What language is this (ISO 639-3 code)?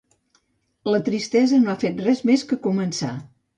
cat